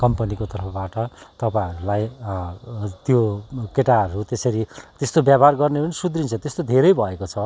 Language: Nepali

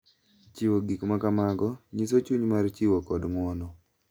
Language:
Luo (Kenya and Tanzania)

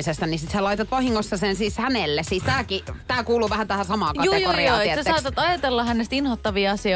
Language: Finnish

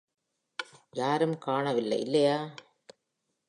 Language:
Tamil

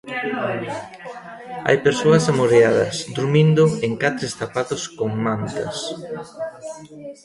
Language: Galician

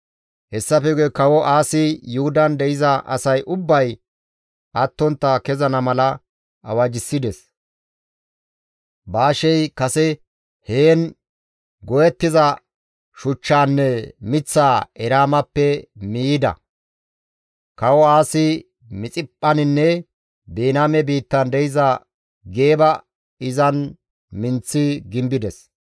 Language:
Gamo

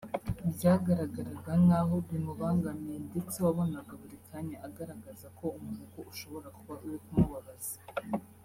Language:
Kinyarwanda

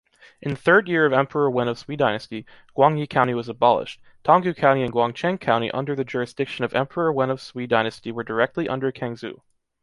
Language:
English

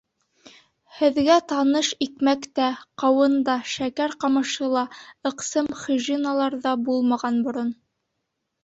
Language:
Bashkir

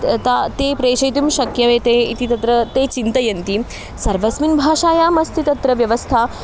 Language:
Sanskrit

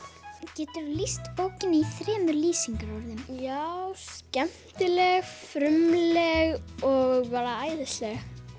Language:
Icelandic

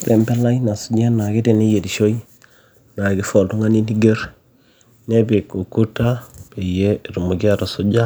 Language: Masai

